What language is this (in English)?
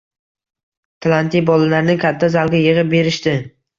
Uzbek